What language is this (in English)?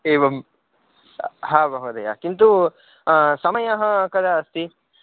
Sanskrit